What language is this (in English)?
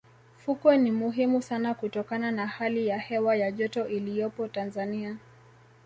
Swahili